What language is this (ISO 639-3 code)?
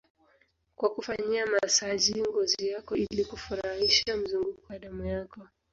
swa